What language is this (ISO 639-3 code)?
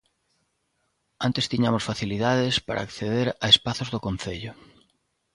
glg